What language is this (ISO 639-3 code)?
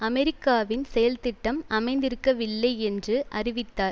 tam